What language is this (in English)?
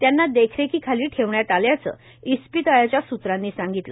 Marathi